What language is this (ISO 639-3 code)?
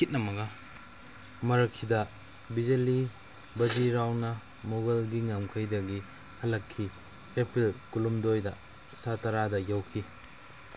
mni